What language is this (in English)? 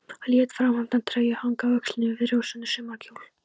Icelandic